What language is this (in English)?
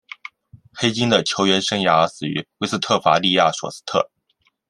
Chinese